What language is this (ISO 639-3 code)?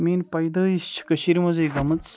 kas